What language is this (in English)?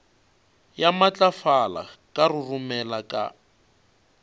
Northern Sotho